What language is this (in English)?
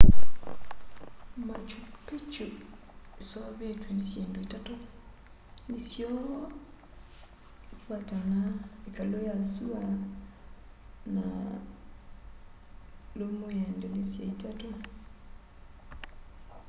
Kamba